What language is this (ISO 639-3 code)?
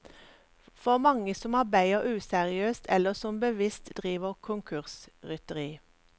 nor